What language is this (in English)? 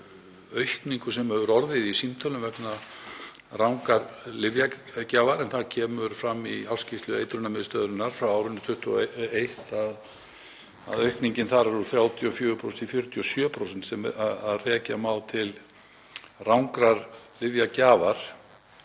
Icelandic